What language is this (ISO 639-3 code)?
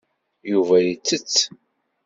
kab